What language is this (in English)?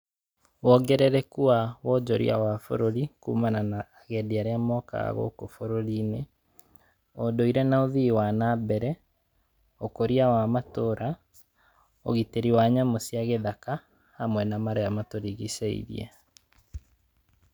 Kikuyu